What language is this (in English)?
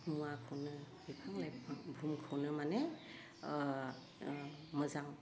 Bodo